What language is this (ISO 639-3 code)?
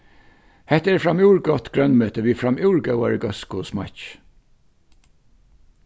fao